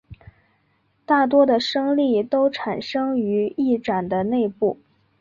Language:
Chinese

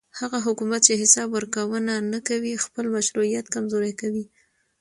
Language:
Pashto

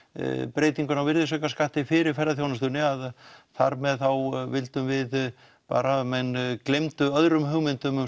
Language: Icelandic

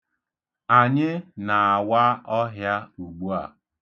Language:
Igbo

